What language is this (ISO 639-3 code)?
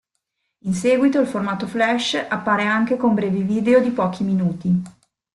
ita